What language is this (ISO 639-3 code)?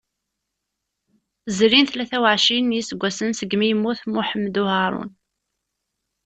kab